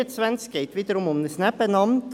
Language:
Swiss German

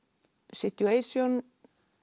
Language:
Icelandic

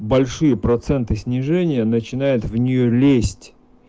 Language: Russian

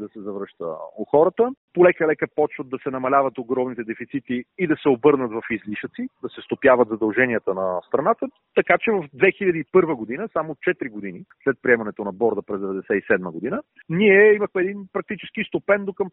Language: Bulgarian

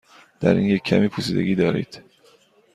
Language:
Persian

